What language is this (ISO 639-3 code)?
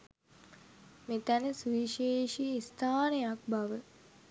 sin